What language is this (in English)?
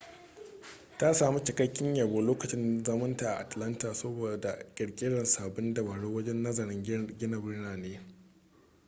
Hausa